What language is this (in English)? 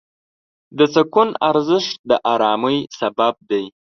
Pashto